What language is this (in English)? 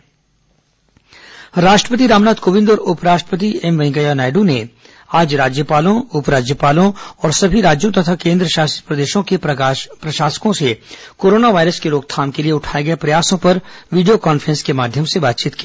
Hindi